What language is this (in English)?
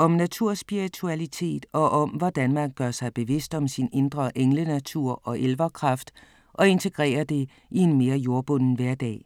Danish